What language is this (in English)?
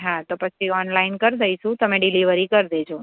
Gujarati